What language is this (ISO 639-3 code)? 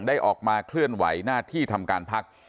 tha